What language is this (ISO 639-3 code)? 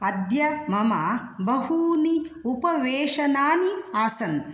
san